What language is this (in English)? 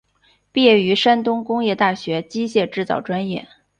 Chinese